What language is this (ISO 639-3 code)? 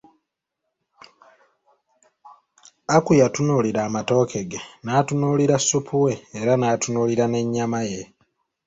lug